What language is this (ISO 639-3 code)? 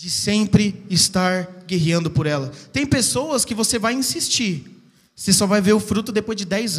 por